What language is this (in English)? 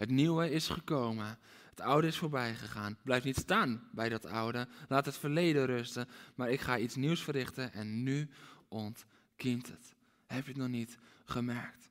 Dutch